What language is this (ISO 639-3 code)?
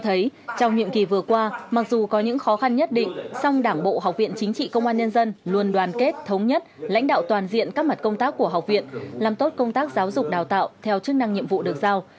vie